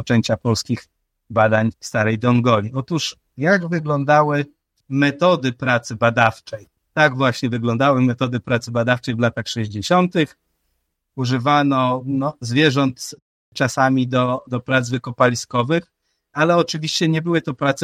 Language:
Polish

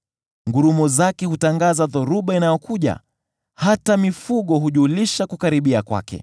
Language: Swahili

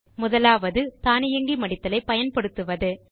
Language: Tamil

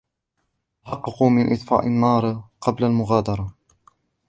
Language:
Arabic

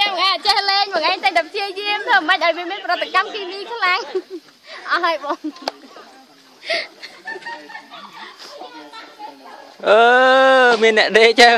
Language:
Vietnamese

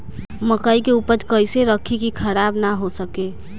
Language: Bhojpuri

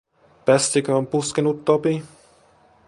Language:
Finnish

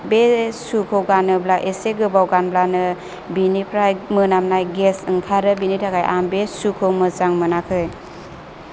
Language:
Bodo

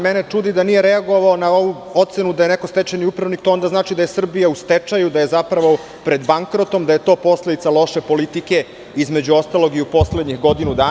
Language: Serbian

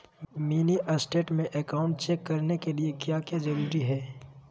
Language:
Magahi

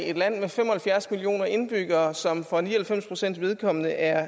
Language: Danish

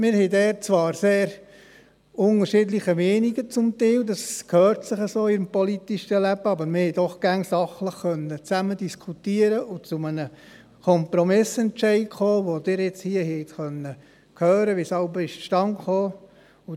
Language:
Swiss German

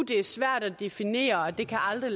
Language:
Danish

